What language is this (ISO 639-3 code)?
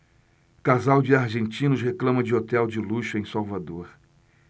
por